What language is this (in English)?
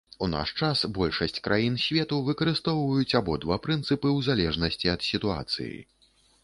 Belarusian